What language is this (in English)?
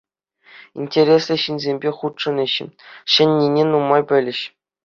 Chuvash